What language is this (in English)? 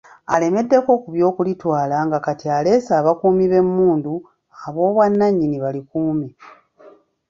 Ganda